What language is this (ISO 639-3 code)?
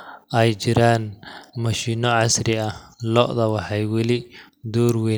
som